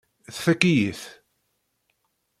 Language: Kabyle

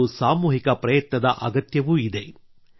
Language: Kannada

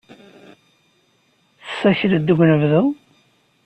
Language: Kabyle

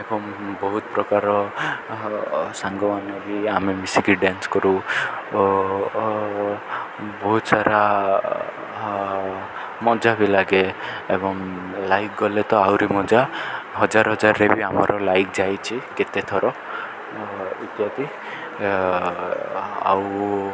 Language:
Odia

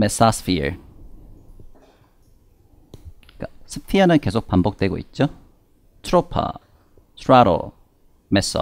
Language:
Korean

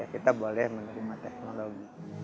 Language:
Indonesian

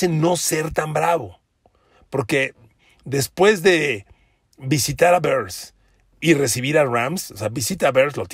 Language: Spanish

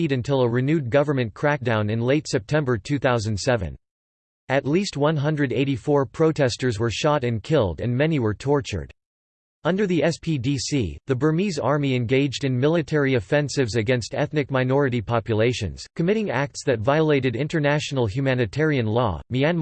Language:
English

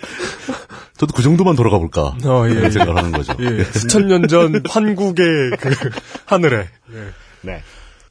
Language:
Korean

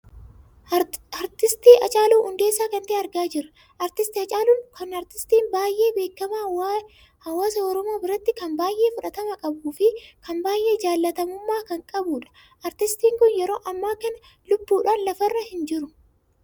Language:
Oromo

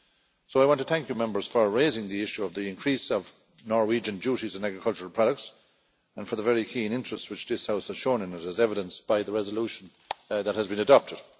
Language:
English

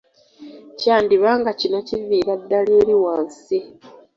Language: Ganda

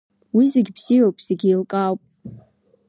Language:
Abkhazian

